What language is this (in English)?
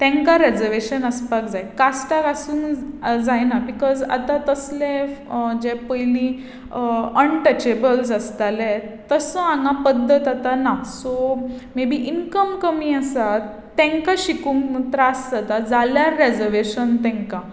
Konkani